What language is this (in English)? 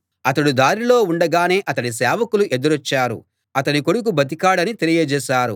Telugu